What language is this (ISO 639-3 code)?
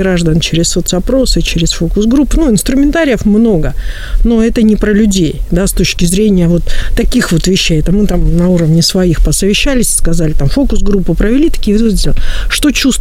rus